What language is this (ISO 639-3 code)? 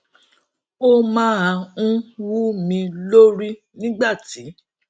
yor